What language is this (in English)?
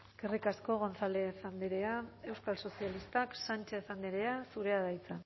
Basque